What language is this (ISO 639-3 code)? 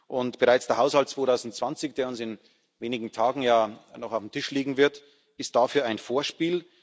deu